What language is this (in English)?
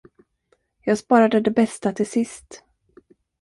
Swedish